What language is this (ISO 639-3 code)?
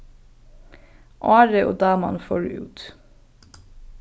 fao